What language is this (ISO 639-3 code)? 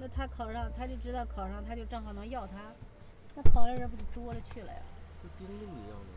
zho